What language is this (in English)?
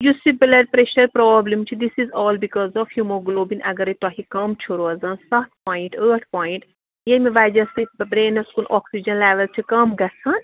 Kashmiri